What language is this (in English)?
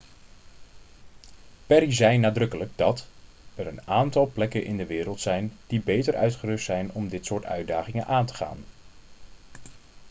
Dutch